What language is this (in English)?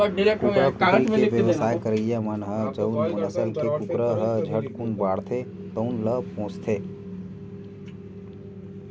Chhattisgarhi